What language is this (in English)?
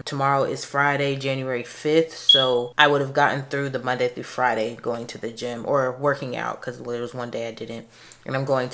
English